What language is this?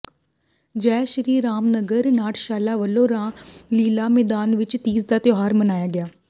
Punjabi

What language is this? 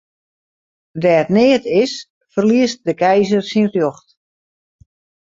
Western Frisian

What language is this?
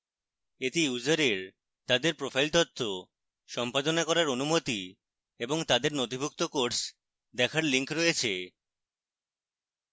Bangla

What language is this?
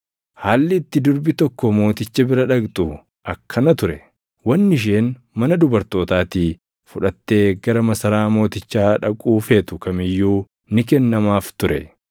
Oromo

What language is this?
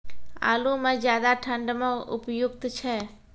Maithili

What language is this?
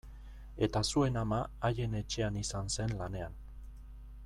Basque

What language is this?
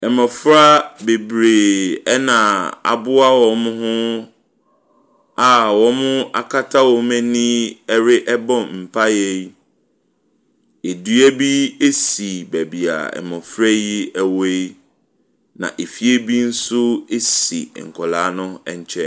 Akan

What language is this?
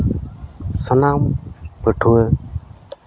Santali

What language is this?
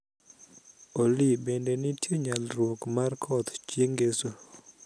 Luo (Kenya and Tanzania)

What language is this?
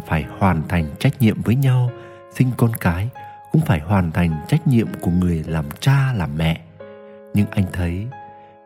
Vietnamese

